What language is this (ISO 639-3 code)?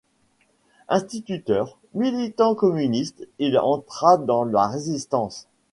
fra